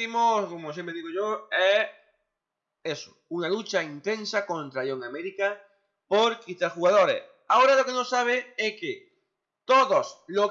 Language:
Spanish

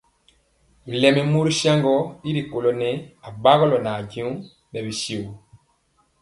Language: Mpiemo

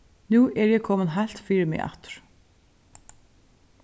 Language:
Faroese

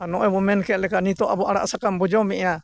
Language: Santali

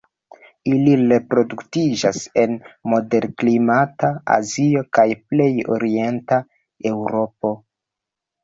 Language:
Esperanto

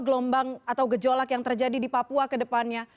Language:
Indonesian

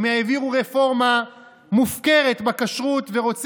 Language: Hebrew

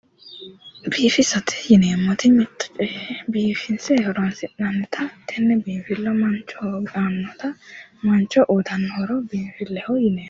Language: Sidamo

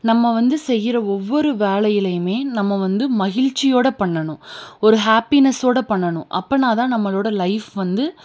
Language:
Tamil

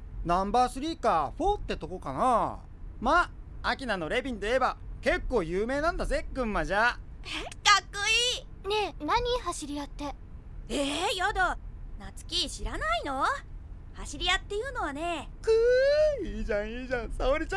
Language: Japanese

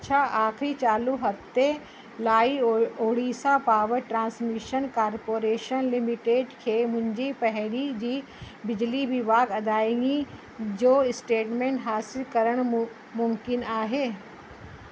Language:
Sindhi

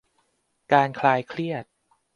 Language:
Thai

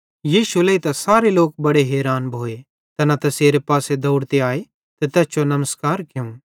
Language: Bhadrawahi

